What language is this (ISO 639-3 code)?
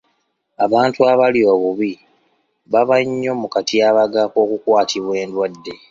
lug